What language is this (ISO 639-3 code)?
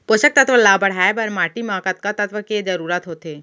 hne